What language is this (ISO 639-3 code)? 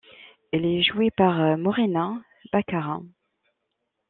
fra